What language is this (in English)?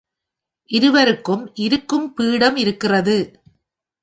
Tamil